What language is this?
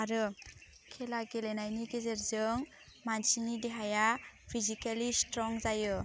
Bodo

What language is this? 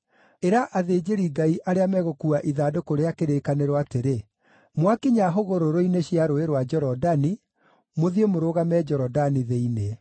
Kikuyu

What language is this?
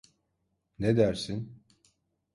Turkish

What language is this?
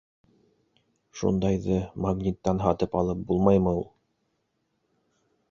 Bashkir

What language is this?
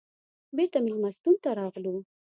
Pashto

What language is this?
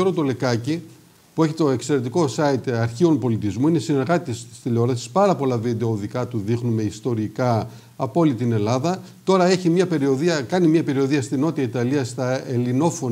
Greek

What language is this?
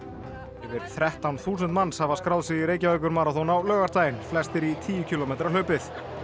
Icelandic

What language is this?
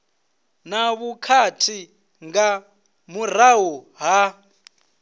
Venda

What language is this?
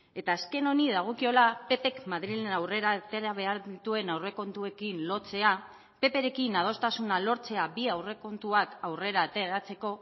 Basque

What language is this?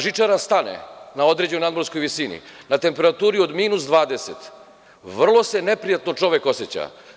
Serbian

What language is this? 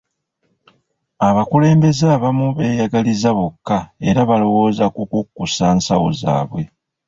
Ganda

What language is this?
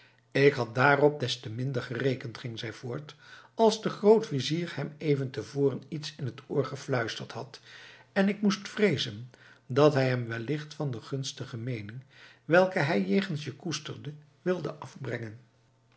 Dutch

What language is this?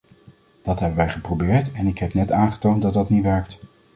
Dutch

